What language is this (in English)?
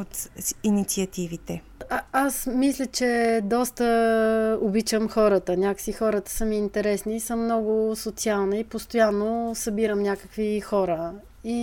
Bulgarian